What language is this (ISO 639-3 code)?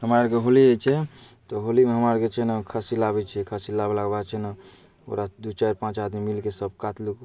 mai